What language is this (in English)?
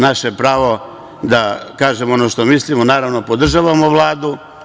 Serbian